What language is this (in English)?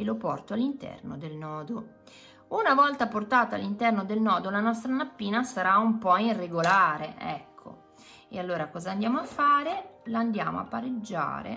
Italian